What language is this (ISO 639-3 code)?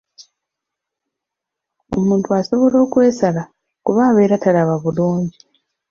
lug